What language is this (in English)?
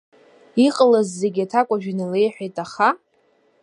Abkhazian